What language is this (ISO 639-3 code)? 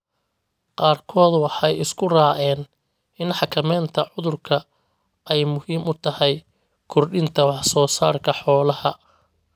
som